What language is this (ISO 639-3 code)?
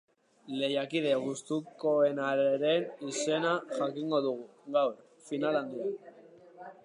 eus